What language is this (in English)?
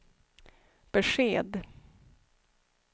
Swedish